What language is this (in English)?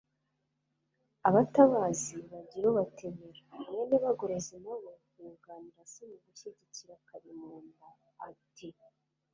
Kinyarwanda